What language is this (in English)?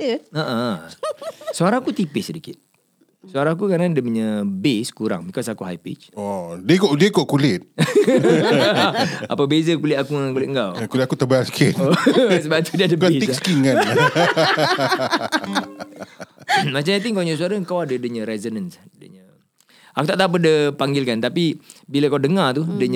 Malay